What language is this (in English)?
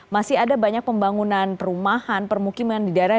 Indonesian